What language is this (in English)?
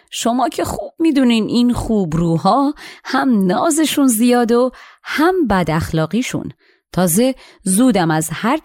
Persian